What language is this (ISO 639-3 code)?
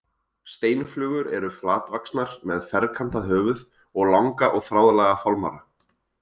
isl